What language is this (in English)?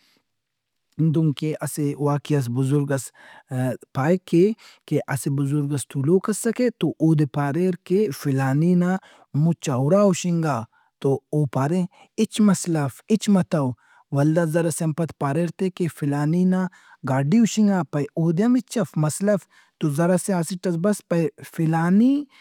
Brahui